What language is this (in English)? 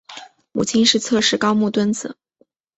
Chinese